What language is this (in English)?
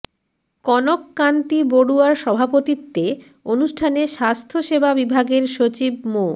Bangla